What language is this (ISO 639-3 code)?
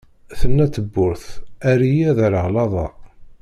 kab